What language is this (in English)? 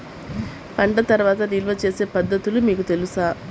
Telugu